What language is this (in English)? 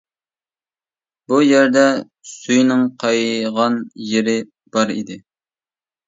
Uyghur